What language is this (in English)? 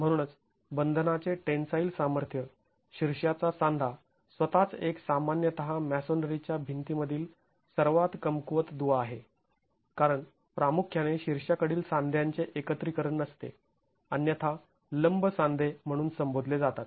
Marathi